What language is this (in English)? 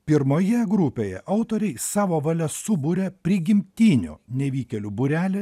Lithuanian